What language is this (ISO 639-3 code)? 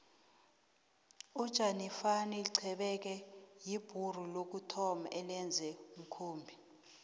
nbl